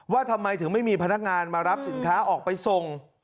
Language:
Thai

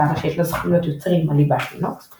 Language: Hebrew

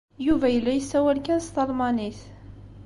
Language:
Kabyle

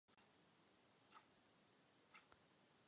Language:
Czech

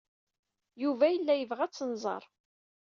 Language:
Kabyle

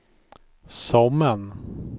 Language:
Swedish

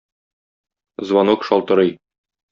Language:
Tatar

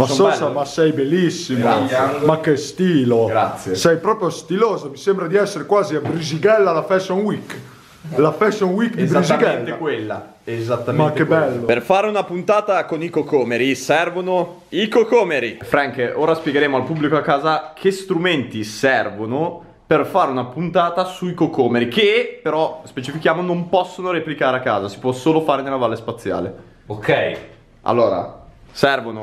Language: Italian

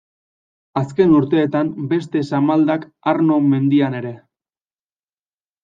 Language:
Basque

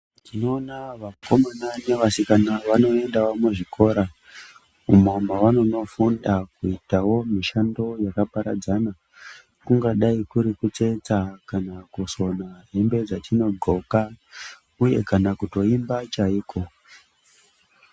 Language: Ndau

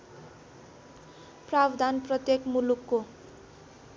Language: Nepali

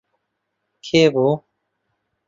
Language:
Central Kurdish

